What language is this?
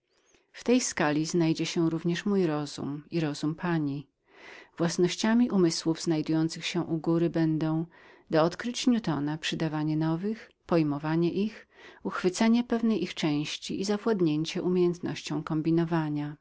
Polish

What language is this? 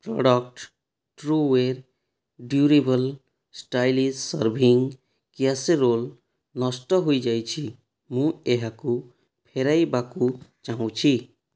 Odia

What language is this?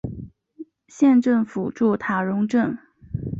Chinese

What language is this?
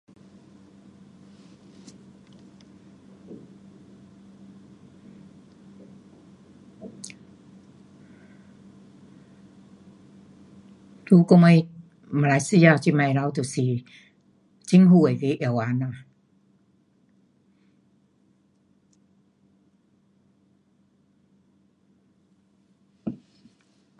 Pu-Xian Chinese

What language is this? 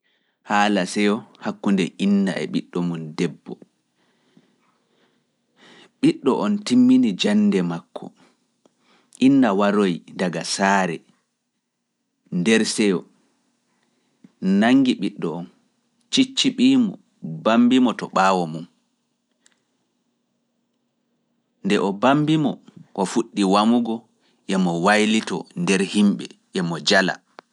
Fula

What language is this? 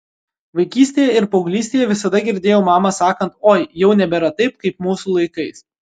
Lithuanian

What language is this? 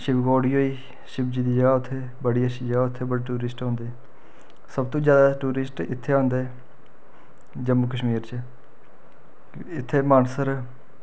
Dogri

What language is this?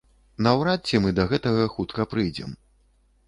Belarusian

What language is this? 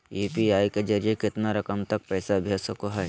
Magahi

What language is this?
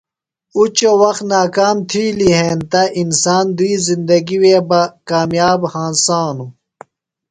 Phalura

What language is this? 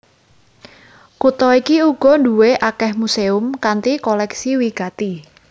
Javanese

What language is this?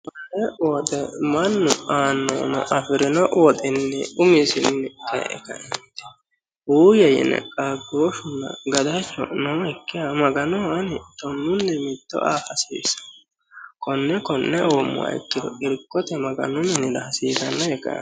Sidamo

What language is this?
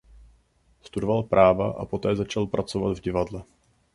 Czech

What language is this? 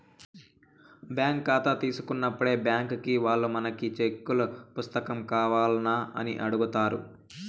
Telugu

